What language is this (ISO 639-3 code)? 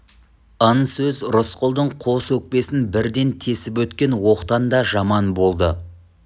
kaz